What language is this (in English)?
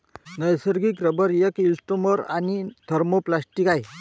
Marathi